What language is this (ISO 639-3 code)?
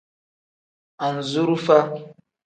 kdh